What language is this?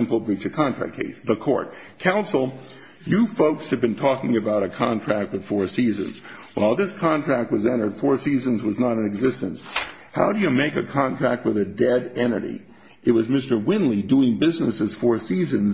English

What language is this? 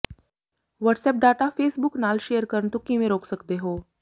Punjabi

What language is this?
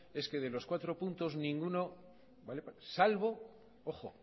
Spanish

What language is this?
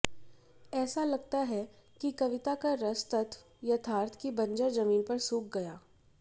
Hindi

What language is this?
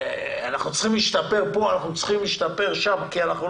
Hebrew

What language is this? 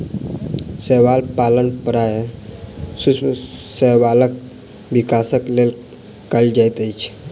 Maithili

